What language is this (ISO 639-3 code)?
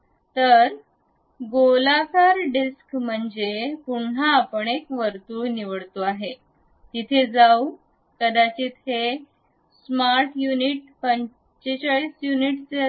mar